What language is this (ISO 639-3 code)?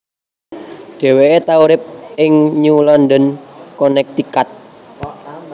jav